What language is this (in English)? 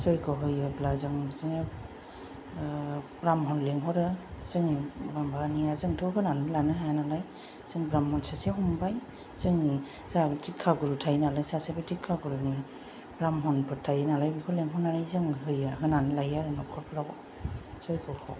Bodo